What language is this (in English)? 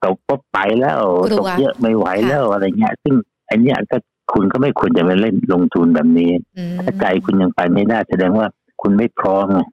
Thai